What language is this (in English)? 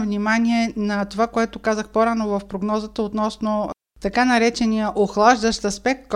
Bulgarian